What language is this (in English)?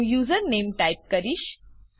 Gujarati